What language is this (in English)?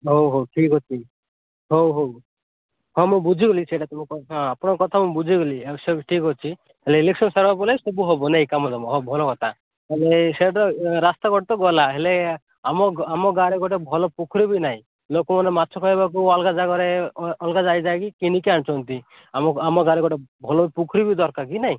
Odia